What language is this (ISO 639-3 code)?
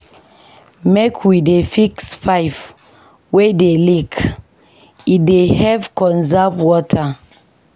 pcm